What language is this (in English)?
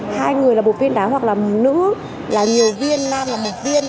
Vietnamese